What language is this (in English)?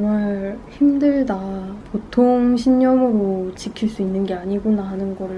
Korean